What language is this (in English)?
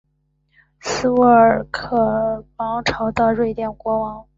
Chinese